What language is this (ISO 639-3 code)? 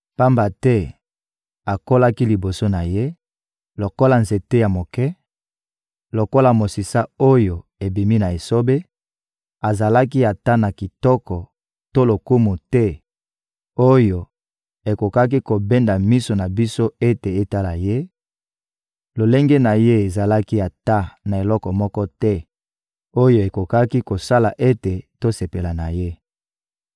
lin